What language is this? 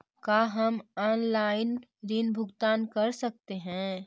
Magahi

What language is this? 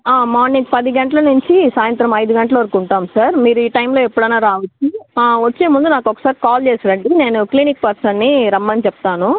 Telugu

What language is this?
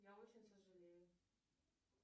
Russian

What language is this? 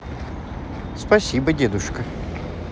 Russian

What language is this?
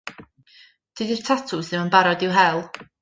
Welsh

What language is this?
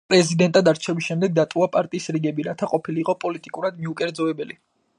Georgian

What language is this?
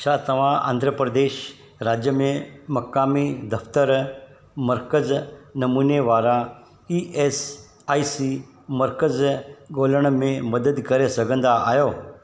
Sindhi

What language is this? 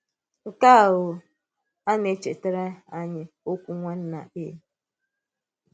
Igbo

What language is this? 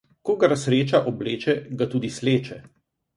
Slovenian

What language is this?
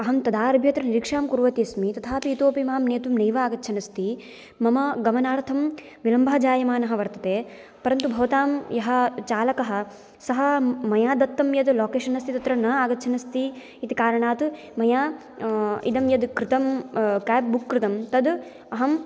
Sanskrit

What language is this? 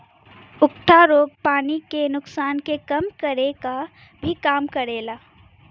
Bhojpuri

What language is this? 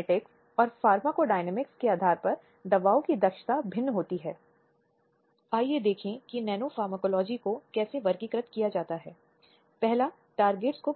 Hindi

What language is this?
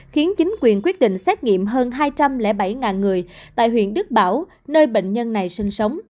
Vietnamese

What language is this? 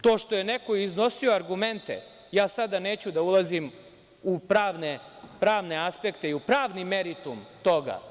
Serbian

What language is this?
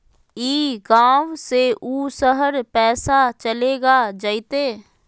Magahi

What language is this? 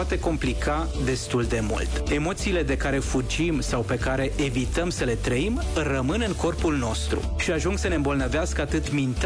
Romanian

